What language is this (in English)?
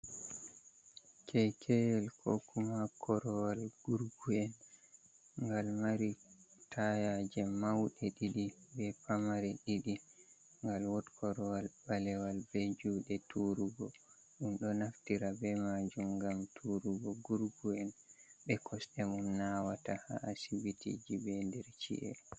Fula